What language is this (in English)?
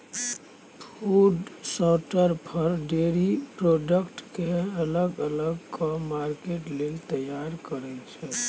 Maithili